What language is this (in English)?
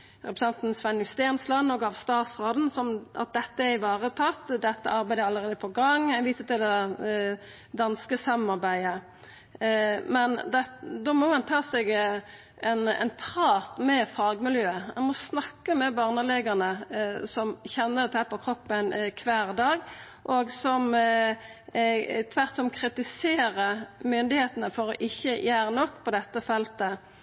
Norwegian Nynorsk